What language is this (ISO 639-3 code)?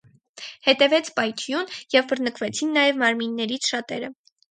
hye